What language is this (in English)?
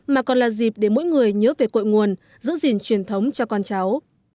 Vietnamese